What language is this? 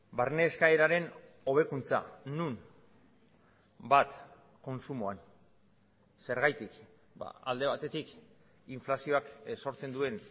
Basque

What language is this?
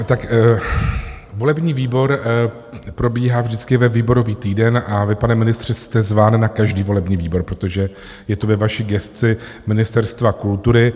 Czech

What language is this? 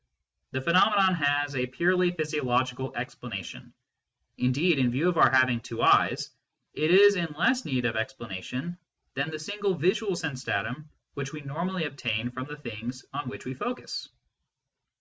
English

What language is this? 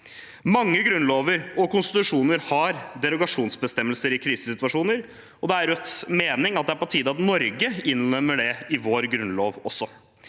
Norwegian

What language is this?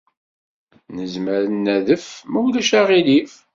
Kabyle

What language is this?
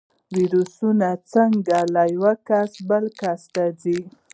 Pashto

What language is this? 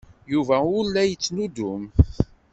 Kabyle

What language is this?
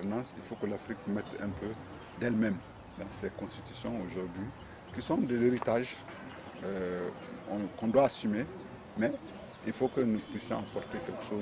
French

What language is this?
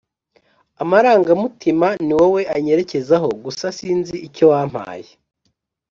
Kinyarwanda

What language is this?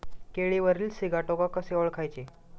Marathi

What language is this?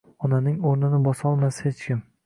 Uzbek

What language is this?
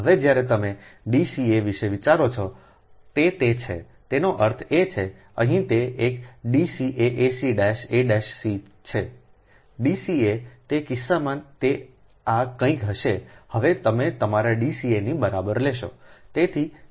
Gujarati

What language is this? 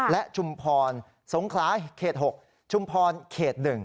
Thai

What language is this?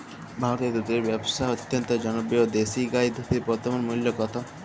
Bangla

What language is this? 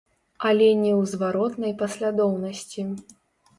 Belarusian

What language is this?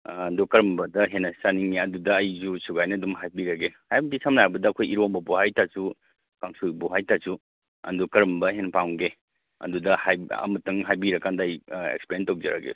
Manipuri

